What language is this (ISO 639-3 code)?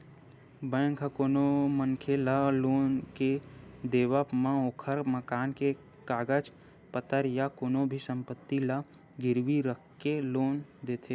hne